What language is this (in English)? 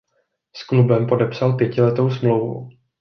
Czech